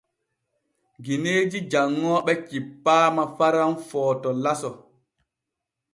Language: Borgu Fulfulde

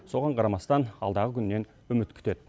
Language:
Kazakh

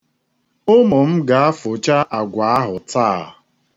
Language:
Igbo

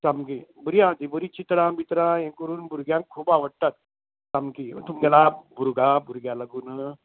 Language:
Konkani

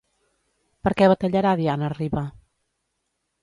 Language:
Catalan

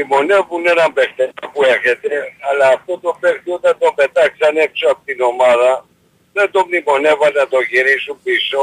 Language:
Greek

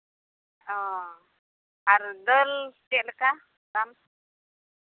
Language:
Santali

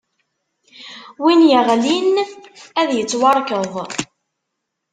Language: Kabyle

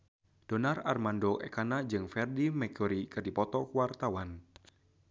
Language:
Sundanese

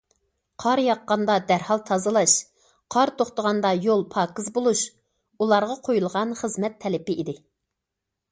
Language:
Uyghur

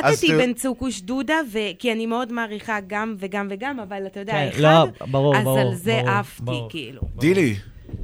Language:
Hebrew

